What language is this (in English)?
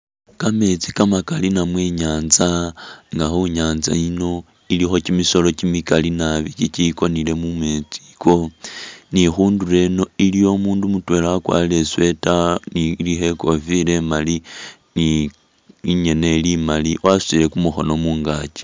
Masaaba